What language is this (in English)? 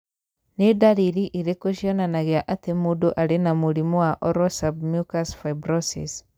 Kikuyu